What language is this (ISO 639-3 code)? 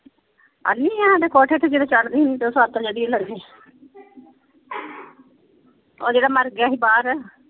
pan